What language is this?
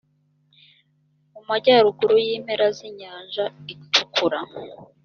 Kinyarwanda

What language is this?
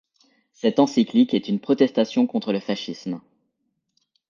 French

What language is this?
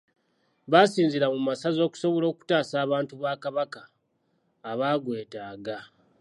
Ganda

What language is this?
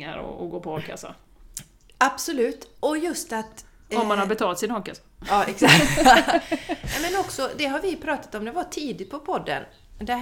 Swedish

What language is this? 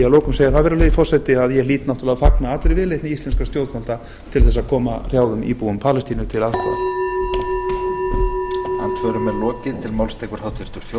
Icelandic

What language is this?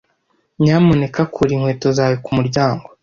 Kinyarwanda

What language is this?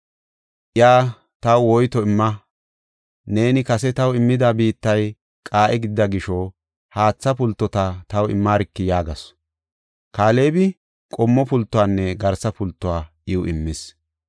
Gofa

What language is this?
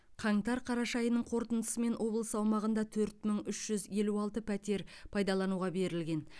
Kazakh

